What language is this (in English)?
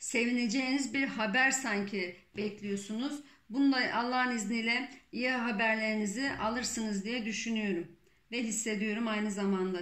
Turkish